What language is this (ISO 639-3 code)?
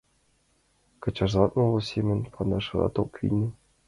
chm